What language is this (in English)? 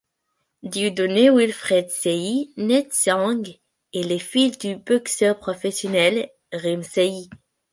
French